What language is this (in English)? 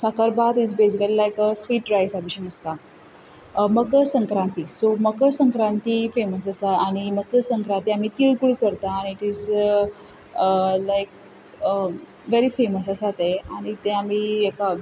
Konkani